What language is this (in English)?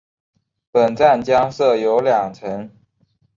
Chinese